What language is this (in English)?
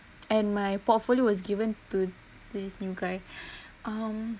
English